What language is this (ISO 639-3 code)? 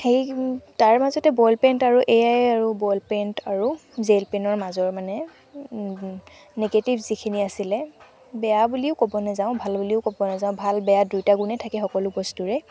asm